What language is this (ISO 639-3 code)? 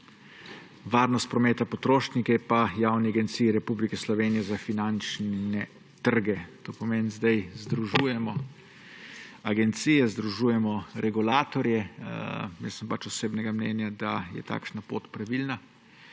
slv